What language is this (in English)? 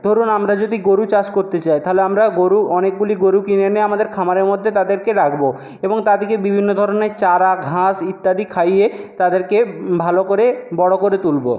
Bangla